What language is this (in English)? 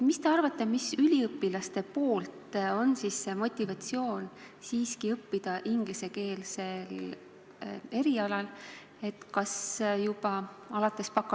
Estonian